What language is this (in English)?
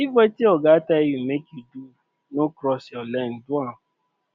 Nigerian Pidgin